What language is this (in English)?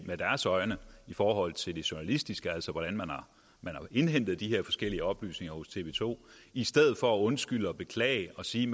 Danish